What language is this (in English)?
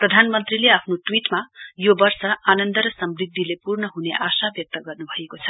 Nepali